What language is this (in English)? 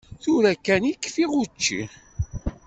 Kabyle